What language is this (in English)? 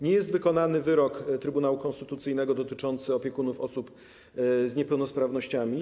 Polish